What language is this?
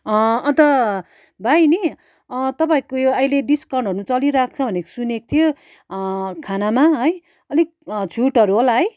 Nepali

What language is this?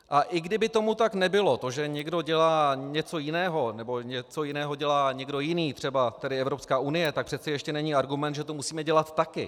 Czech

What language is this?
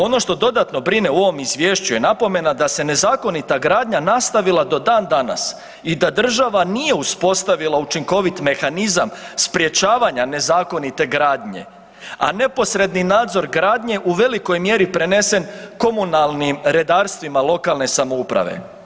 Croatian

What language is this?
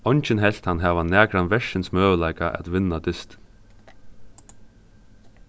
Faroese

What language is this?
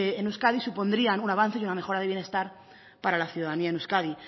Spanish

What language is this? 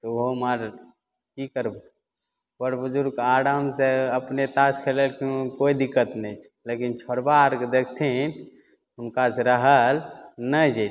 Maithili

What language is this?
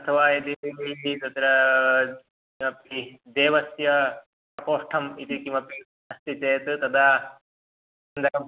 Sanskrit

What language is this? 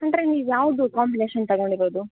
Kannada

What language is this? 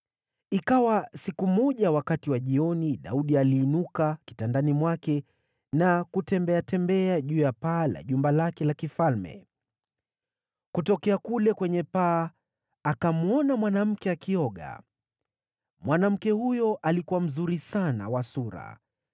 Swahili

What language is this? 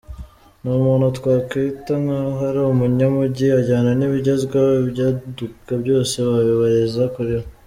Kinyarwanda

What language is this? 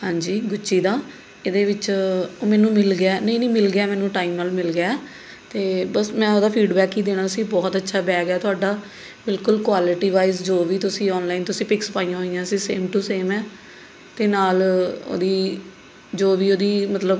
Punjabi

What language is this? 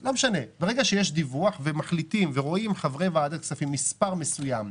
Hebrew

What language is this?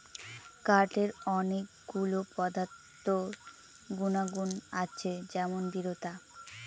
Bangla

